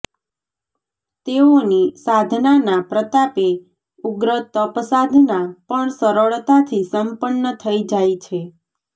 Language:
Gujarati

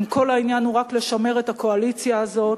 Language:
Hebrew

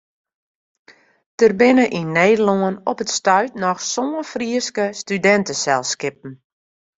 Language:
Western Frisian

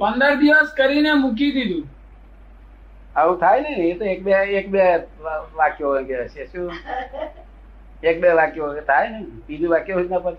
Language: Gujarati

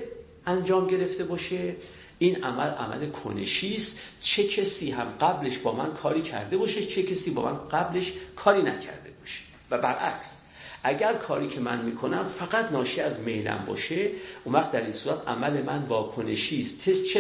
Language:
Persian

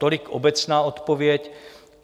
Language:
Czech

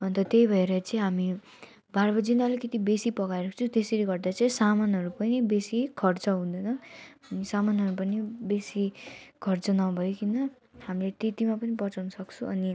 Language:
Nepali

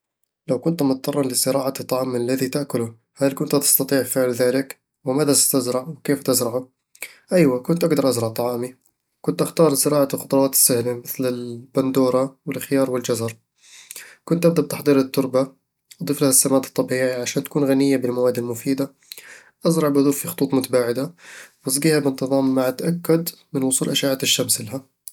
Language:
Eastern Egyptian Bedawi Arabic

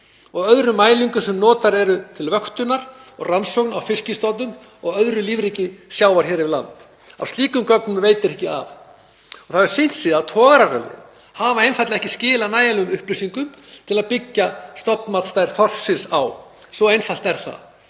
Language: Icelandic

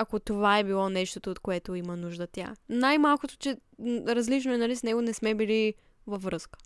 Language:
Bulgarian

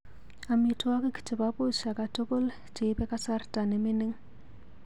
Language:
Kalenjin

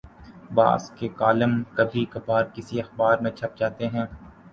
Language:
Urdu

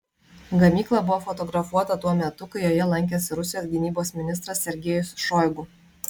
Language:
Lithuanian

